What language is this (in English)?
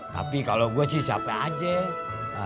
Indonesian